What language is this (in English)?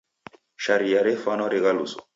Taita